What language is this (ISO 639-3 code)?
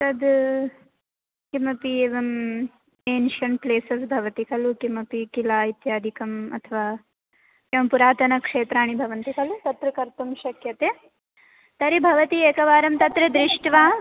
san